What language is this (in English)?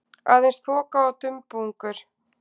Icelandic